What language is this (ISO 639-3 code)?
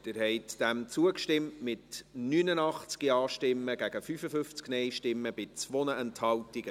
gsw